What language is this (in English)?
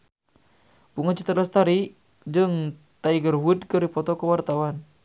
Sundanese